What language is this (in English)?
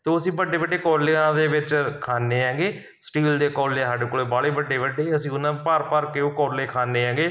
Punjabi